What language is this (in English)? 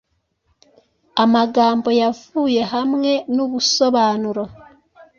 Kinyarwanda